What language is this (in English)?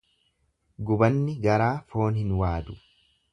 Oromo